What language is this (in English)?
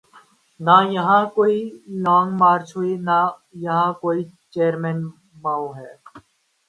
Urdu